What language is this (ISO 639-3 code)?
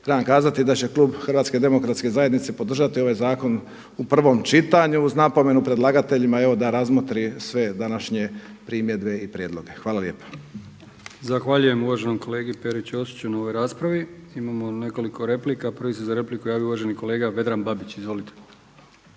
hrv